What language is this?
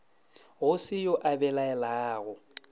Northern Sotho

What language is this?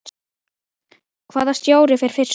Icelandic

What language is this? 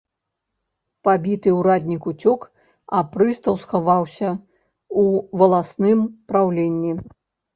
Belarusian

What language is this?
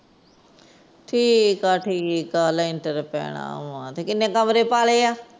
Punjabi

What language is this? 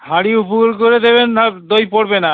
Bangla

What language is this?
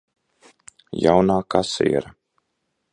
Latvian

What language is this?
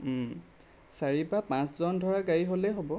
Assamese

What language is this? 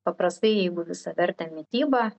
Lithuanian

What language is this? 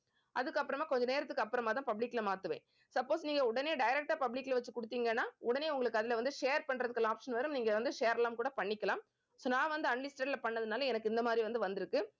Tamil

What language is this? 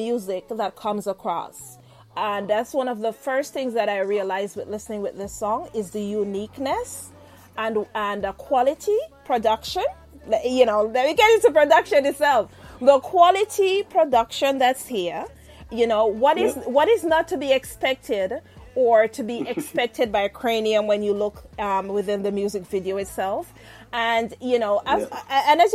English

